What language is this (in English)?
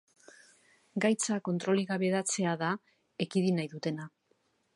Basque